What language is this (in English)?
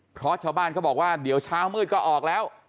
Thai